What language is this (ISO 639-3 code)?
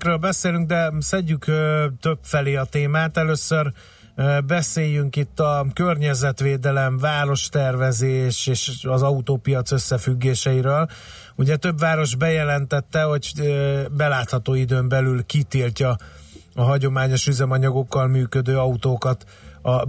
hun